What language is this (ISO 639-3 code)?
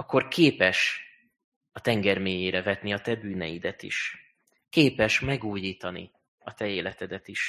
hun